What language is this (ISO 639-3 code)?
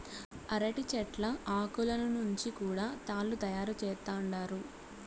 tel